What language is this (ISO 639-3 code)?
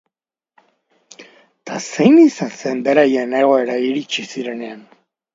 eus